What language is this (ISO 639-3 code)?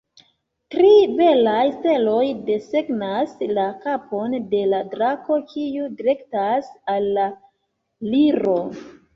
epo